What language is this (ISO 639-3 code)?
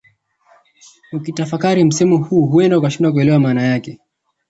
swa